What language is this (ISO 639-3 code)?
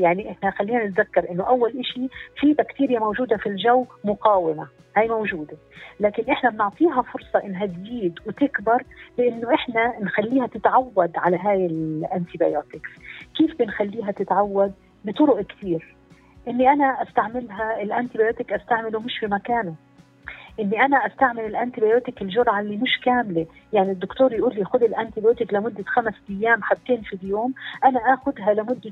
ara